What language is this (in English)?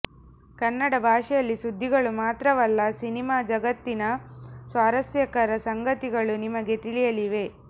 Kannada